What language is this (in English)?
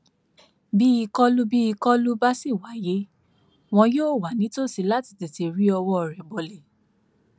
Yoruba